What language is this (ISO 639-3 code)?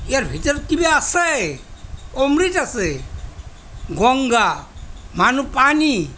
asm